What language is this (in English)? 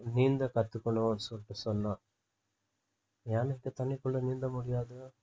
Tamil